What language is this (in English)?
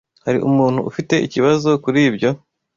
Kinyarwanda